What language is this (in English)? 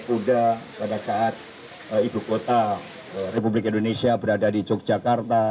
Indonesian